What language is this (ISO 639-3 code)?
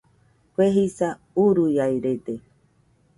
hux